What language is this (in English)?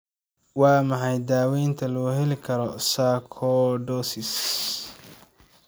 Somali